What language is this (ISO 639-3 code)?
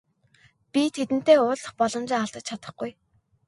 mon